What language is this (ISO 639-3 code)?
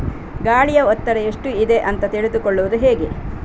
kan